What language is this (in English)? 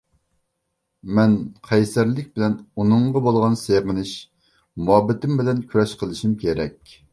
Uyghur